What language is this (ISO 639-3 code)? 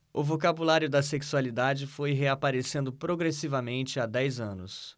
por